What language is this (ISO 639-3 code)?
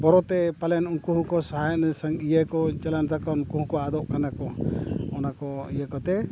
sat